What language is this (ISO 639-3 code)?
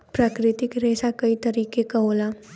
bho